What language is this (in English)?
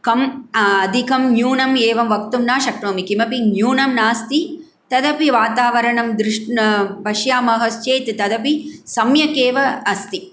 Sanskrit